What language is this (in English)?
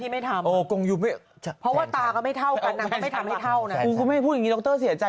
Thai